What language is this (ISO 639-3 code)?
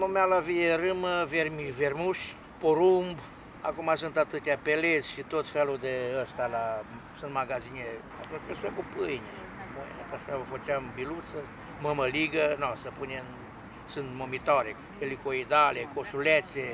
ron